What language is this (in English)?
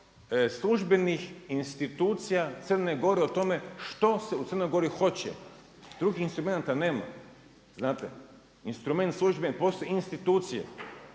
Croatian